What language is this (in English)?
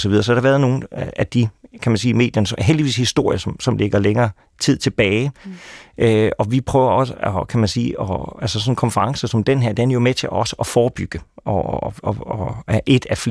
Danish